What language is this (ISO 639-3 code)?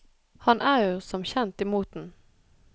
nor